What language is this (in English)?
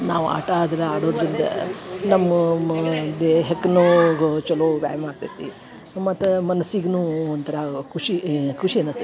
Kannada